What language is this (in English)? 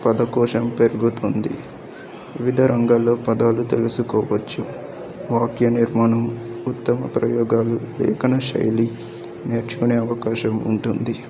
Telugu